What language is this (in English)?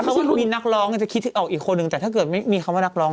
Thai